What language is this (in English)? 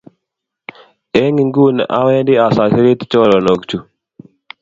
Kalenjin